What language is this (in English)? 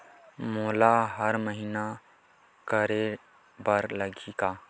Chhattisgarhi